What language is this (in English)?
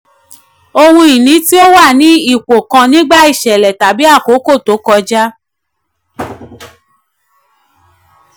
Yoruba